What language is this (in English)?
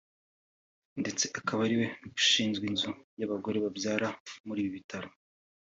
Kinyarwanda